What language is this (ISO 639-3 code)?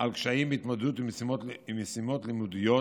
heb